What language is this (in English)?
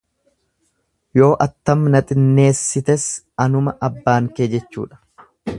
Oromo